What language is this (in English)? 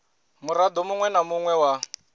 Venda